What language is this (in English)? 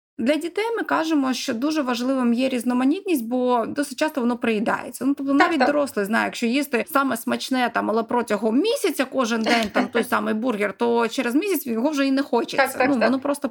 Ukrainian